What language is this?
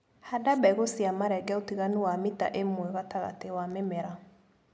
Kikuyu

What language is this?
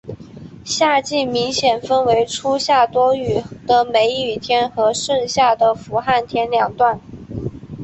Chinese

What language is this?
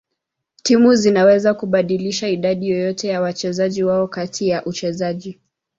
Swahili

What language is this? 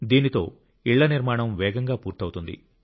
Telugu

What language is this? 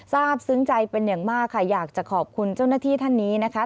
Thai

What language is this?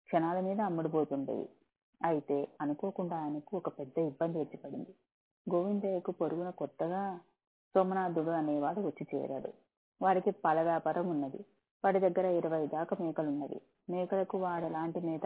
Telugu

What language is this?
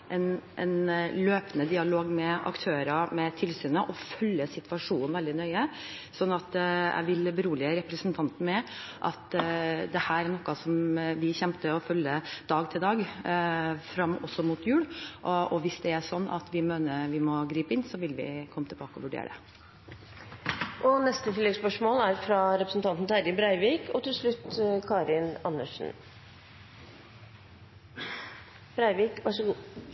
Norwegian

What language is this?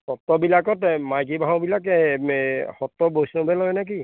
Assamese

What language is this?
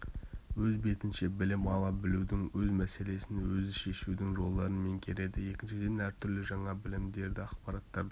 Kazakh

